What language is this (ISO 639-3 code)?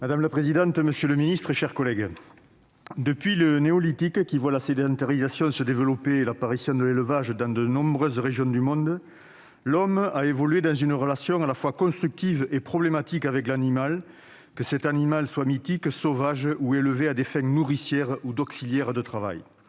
fra